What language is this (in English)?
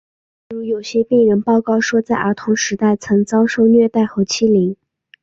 Chinese